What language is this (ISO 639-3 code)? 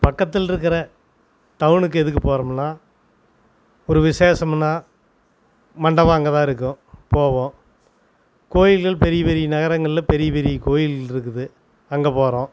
tam